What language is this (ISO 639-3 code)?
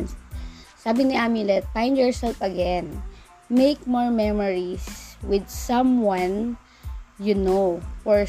fil